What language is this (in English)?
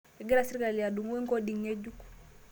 Masai